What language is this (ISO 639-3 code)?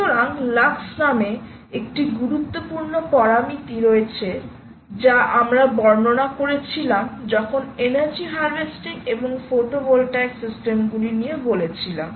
ben